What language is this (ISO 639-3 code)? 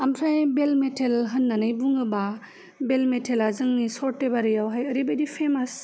brx